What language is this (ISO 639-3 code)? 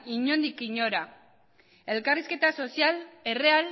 eus